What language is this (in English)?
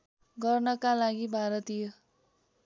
Nepali